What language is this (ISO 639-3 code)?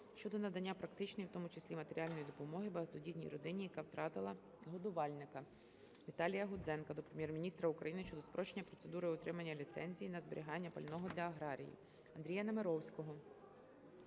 ukr